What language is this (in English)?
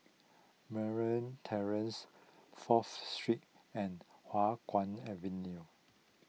English